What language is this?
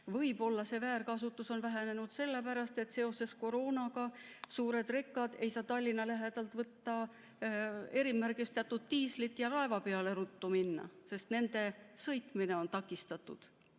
Estonian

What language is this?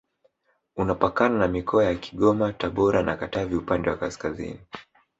Swahili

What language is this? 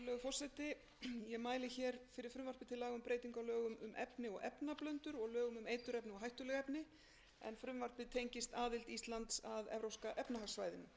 Icelandic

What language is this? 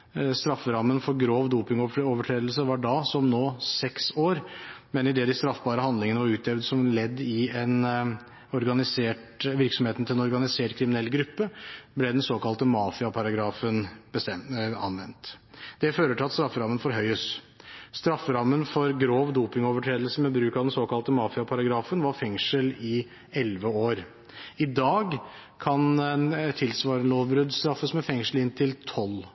Norwegian Bokmål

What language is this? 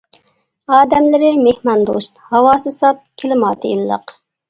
Uyghur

